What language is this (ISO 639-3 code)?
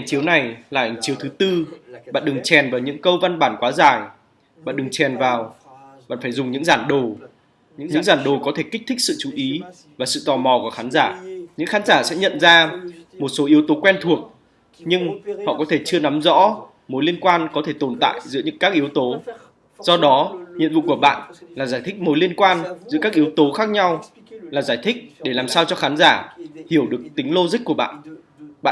vie